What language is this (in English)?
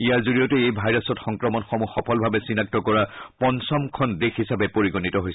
Assamese